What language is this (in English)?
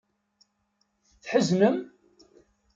Kabyle